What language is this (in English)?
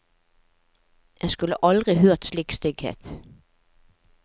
Norwegian